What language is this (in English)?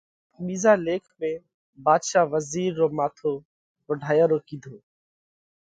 Parkari Koli